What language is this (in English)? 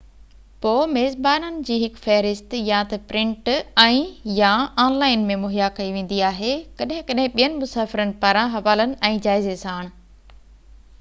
Sindhi